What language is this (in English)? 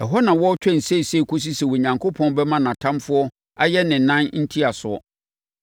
Akan